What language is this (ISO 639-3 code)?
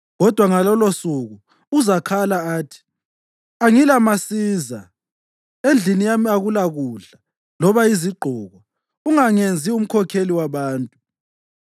nde